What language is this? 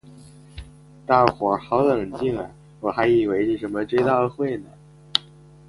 Chinese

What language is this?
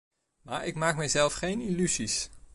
Dutch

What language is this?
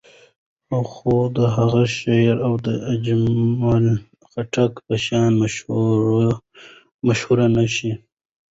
Pashto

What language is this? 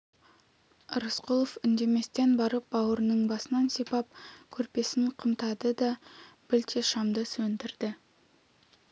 Kazakh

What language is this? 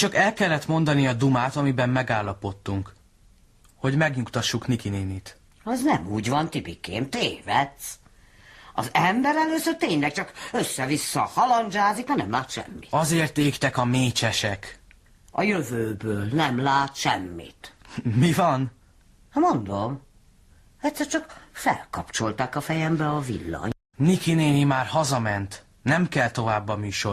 Hungarian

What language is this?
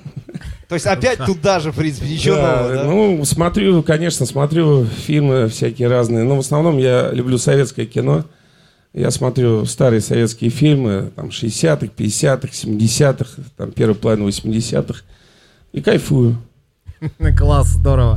Russian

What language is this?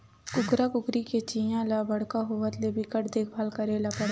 Chhattisgarhi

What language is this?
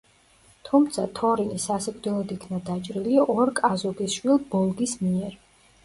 Georgian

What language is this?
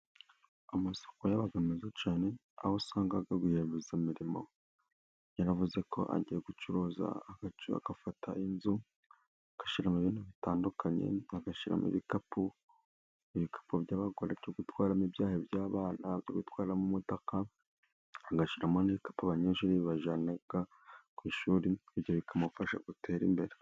Kinyarwanda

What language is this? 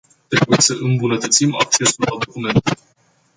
Romanian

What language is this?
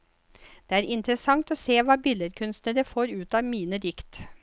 Norwegian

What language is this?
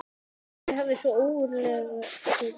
Icelandic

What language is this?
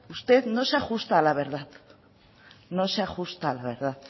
Spanish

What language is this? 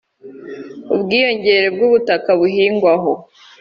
Kinyarwanda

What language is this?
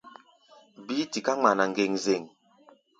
Gbaya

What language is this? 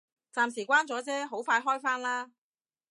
Cantonese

